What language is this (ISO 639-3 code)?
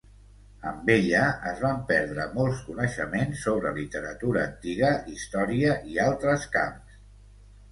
cat